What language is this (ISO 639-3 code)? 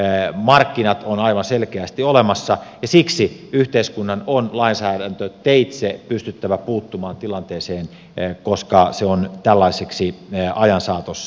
fin